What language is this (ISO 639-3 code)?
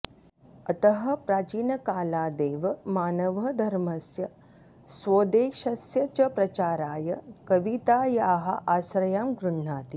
san